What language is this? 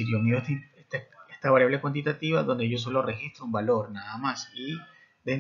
Spanish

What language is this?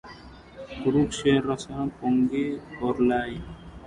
Telugu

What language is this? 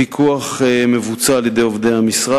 Hebrew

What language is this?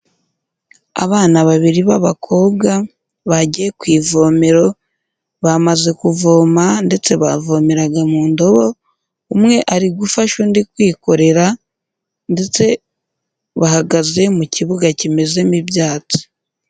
Kinyarwanda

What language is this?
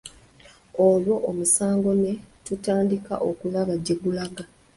Ganda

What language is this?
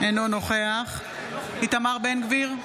Hebrew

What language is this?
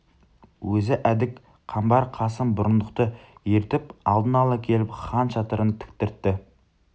Kazakh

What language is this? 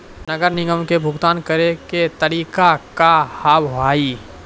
Maithili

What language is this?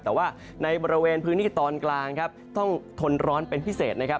Thai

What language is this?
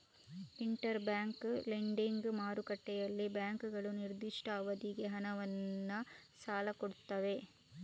Kannada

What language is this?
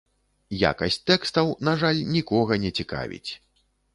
Belarusian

